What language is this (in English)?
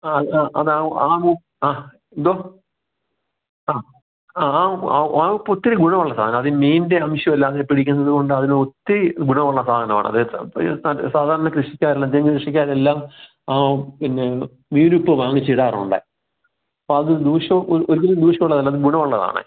Malayalam